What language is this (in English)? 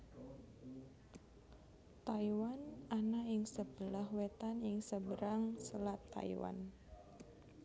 Javanese